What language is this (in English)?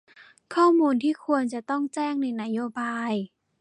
Thai